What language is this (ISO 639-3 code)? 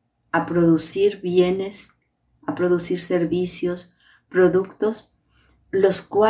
spa